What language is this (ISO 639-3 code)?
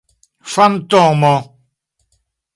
epo